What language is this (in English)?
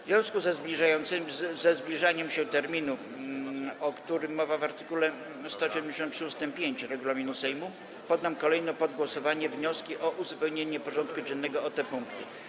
Polish